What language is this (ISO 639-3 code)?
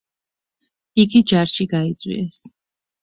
kat